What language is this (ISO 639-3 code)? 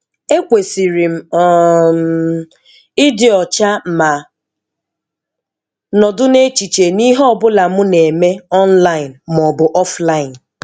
ibo